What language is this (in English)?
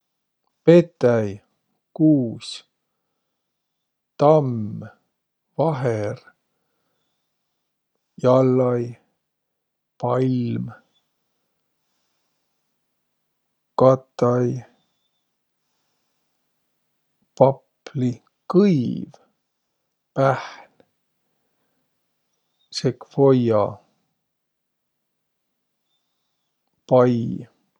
Võro